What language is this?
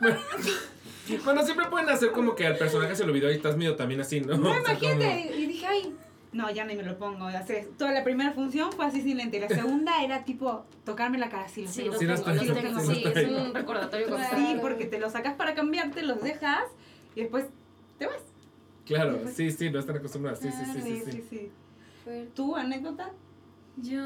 Spanish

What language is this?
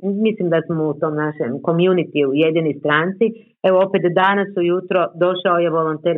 Croatian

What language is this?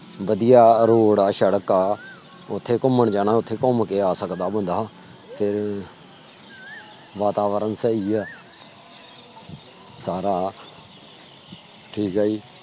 Punjabi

